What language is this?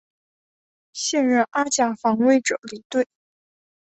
Chinese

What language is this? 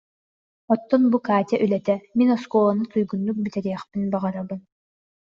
Yakut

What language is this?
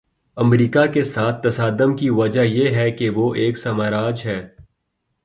Urdu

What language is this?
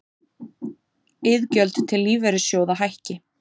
Icelandic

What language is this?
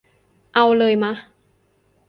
Thai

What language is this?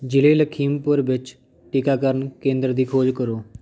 Punjabi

